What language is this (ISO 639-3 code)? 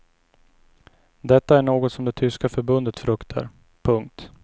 swe